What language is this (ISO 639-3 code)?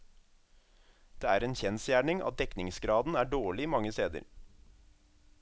nor